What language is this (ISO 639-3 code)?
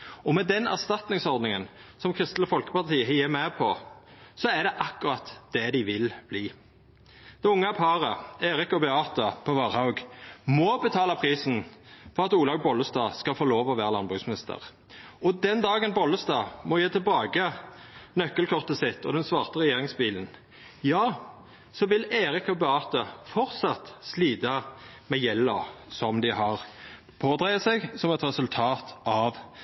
nno